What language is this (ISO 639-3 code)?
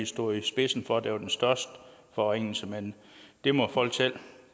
dan